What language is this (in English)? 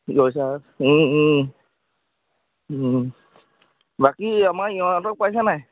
Assamese